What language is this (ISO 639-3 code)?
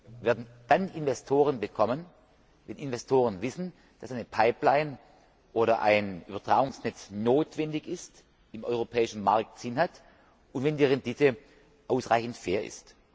deu